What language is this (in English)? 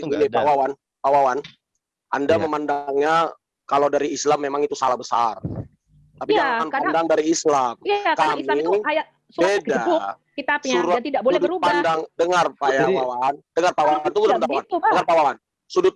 Indonesian